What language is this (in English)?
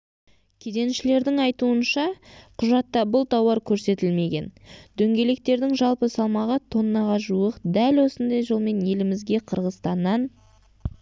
Kazakh